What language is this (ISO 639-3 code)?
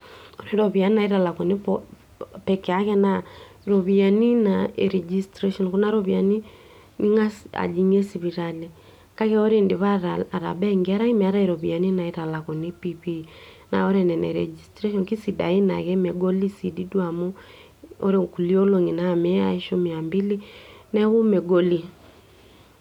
mas